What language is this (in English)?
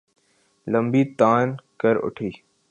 Urdu